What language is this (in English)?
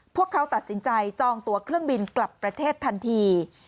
Thai